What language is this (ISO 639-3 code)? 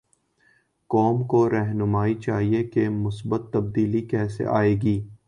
urd